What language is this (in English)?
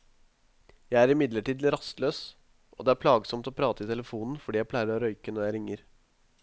Norwegian